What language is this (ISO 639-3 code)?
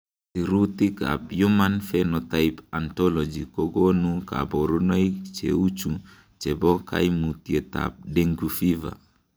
kln